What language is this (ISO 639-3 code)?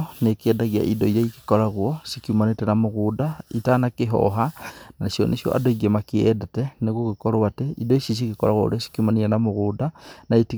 kik